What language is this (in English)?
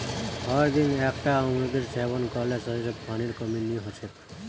Magahi